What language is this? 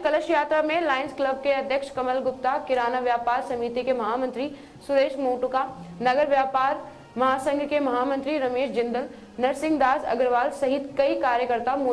Hindi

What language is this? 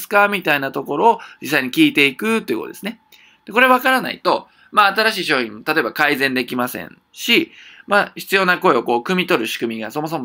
Japanese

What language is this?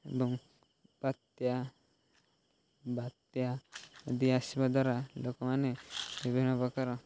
Odia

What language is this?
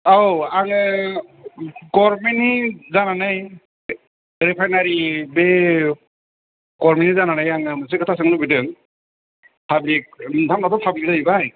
Bodo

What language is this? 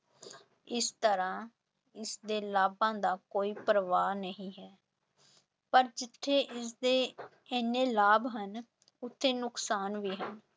Punjabi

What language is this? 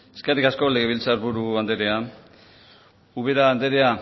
Basque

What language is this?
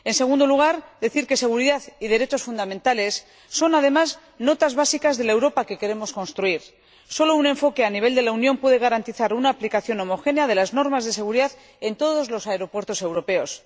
Spanish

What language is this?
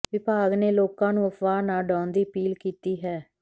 Punjabi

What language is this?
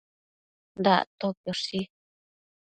Matsés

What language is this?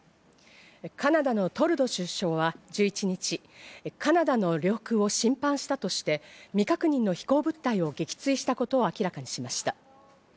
Japanese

